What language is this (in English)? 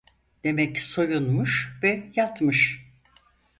Turkish